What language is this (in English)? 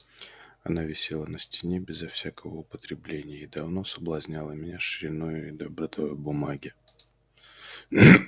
Russian